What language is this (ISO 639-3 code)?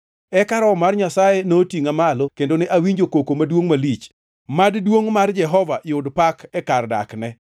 luo